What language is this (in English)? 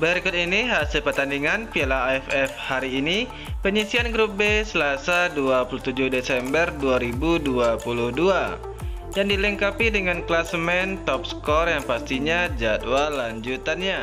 Indonesian